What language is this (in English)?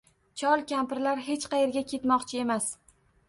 Uzbek